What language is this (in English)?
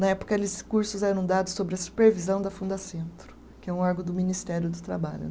Portuguese